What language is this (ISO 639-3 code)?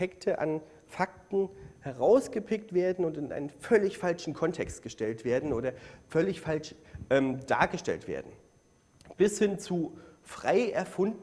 deu